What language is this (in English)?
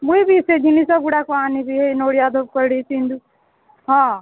Odia